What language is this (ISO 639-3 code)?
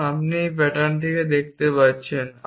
ben